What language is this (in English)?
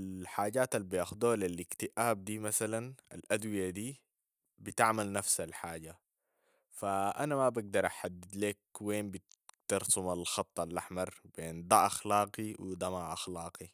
Sudanese Arabic